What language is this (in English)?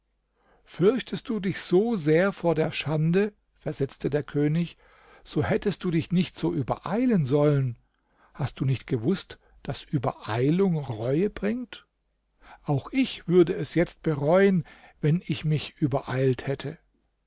German